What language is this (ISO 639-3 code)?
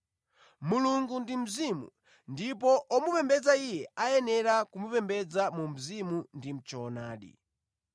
nya